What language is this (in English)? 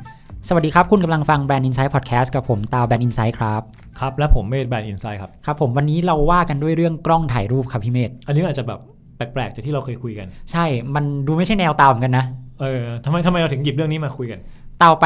Thai